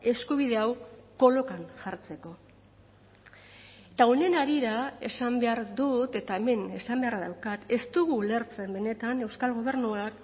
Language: Basque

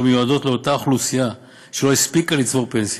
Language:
Hebrew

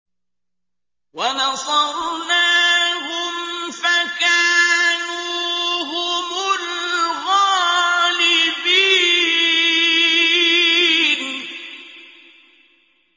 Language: Arabic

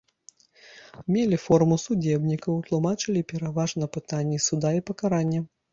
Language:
Belarusian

